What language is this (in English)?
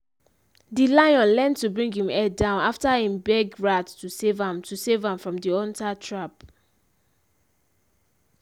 Nigerian Pidgin